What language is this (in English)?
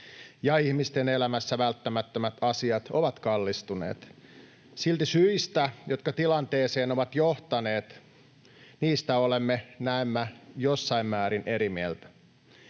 Finnish